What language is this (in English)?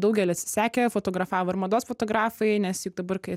Lithuanian